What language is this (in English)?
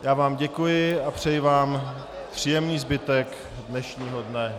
Czech